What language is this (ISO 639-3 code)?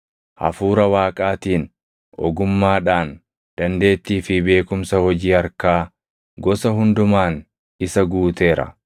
orm